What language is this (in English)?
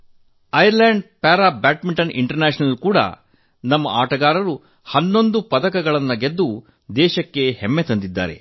Kannada